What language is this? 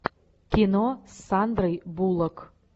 Russian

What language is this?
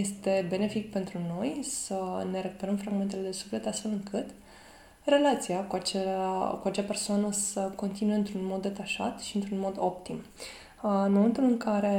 Romanian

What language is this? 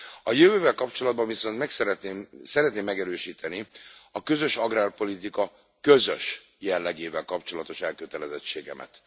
Hungarian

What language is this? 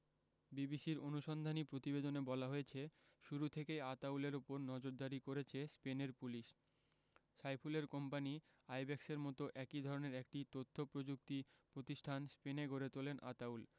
Bangla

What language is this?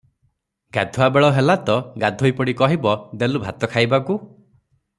Odia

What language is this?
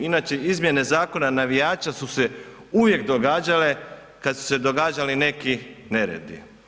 Croatian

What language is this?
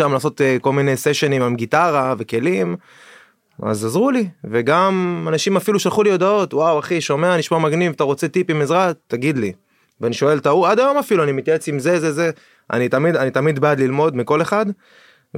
Hebrew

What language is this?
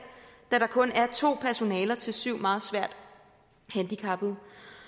Danish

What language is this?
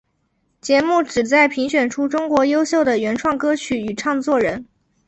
Chinese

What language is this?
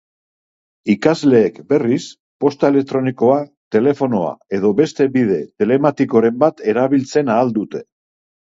Basque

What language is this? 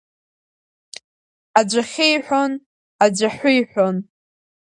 Abkhazian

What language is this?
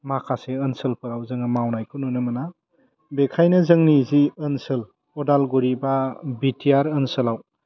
Bodo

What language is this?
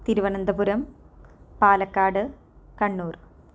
Malayalam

